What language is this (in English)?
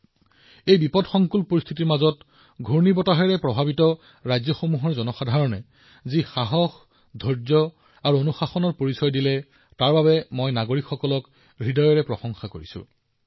Assamese